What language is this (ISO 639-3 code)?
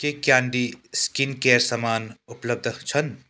nep